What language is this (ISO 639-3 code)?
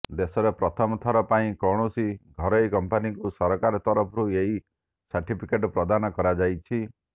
ori